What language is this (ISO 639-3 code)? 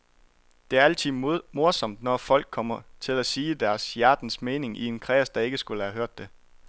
dan